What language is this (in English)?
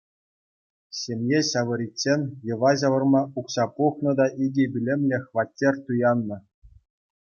Chuvash